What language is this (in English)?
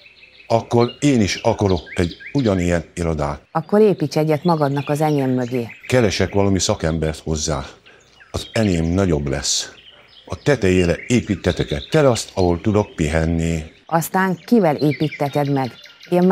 Hungarian